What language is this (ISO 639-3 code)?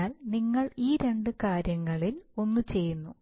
mal